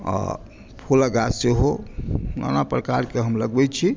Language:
Maithili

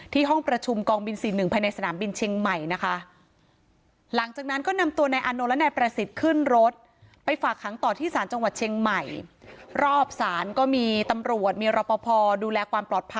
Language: Thai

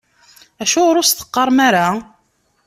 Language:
Kabyle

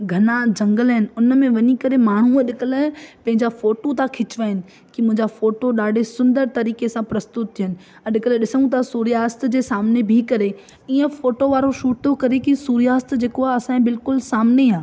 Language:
Sindhi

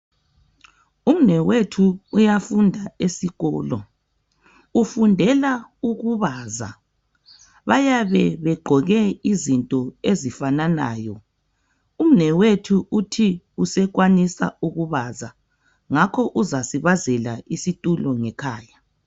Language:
North Ndebele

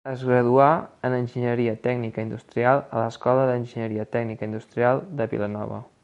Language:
Catalan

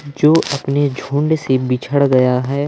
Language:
Hindi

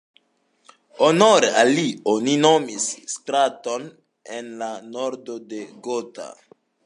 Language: Esperanto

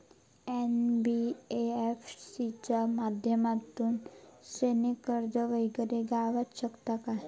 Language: Marathi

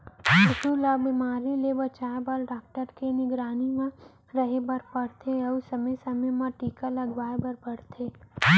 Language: Chhattisgarhi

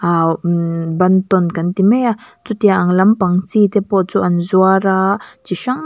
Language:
Mizo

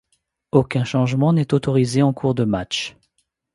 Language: French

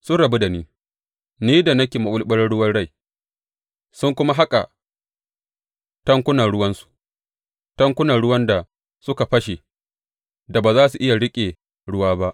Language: Hausa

